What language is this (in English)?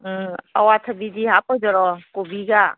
Manipuri